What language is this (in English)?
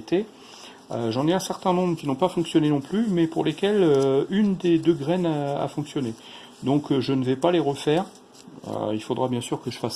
French